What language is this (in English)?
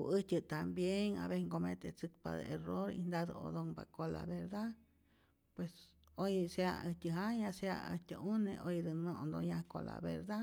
Rayón Zoque